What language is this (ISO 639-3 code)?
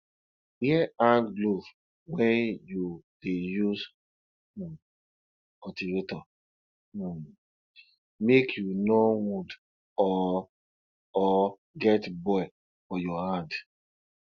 pcm